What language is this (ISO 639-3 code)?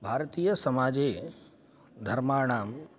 san